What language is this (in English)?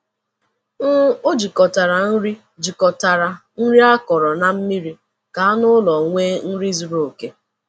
Igbo